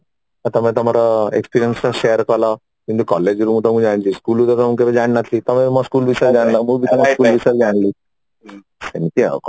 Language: Odia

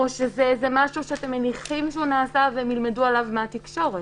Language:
Hebrew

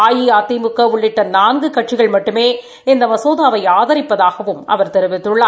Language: Tamil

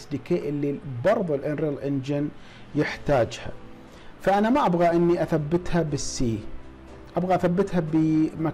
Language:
Arabic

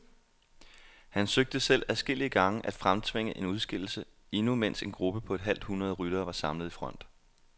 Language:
Danish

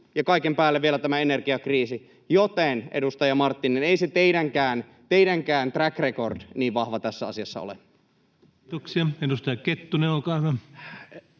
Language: Finnish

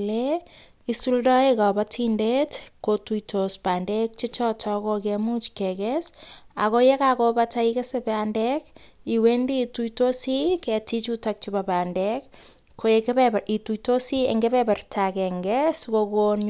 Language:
Kalenjin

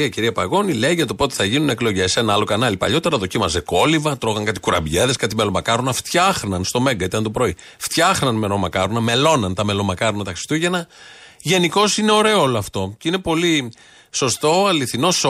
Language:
Greek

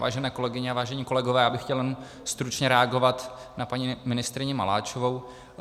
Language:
Czech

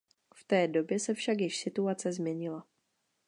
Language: Czech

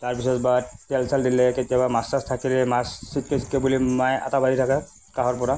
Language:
Assamese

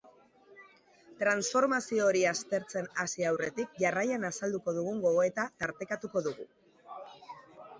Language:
Basque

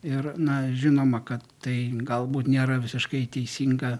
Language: Lithuanian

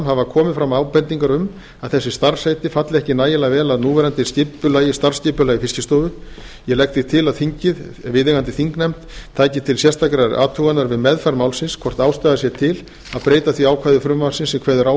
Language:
Icelandic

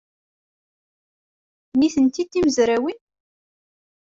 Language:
Kabyle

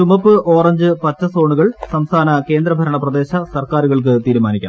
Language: Malayalam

